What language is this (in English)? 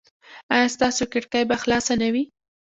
Pashto